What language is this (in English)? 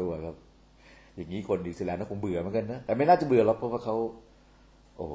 Thai